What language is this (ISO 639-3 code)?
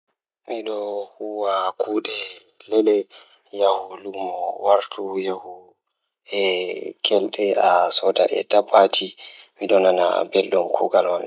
ful